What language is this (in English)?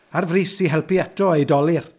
Welsh